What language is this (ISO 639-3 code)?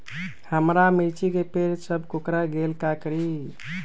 mag